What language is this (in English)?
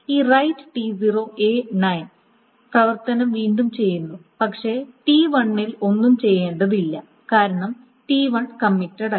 Malayalam